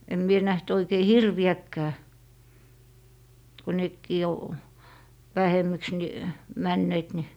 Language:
Finnish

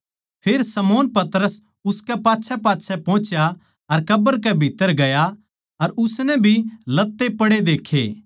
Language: Haryanvi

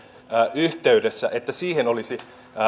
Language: Finnish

